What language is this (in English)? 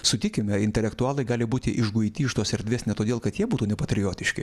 Lithuanian